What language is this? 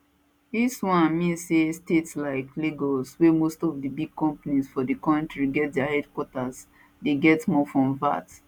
Nigerian Pidgin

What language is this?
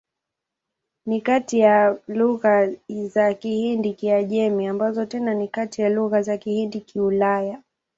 Swahili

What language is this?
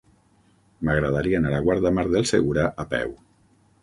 Catalan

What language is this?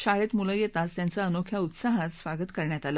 Marathi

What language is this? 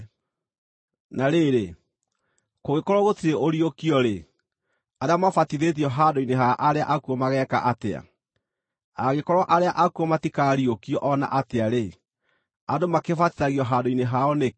Kikuyu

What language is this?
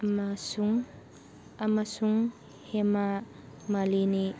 Manipuri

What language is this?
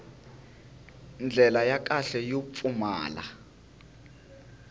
Tsonga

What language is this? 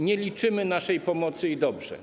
Polish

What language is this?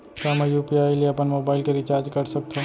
Chhattisgarhi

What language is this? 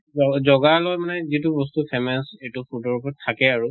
Assamese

